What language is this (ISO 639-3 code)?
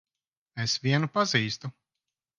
lav